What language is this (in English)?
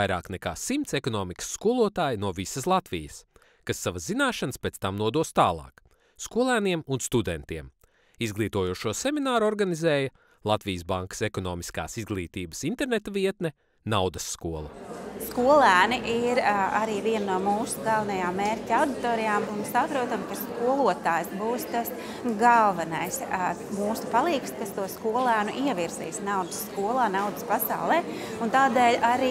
Latvian